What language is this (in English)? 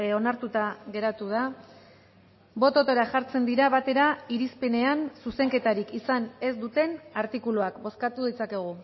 Basque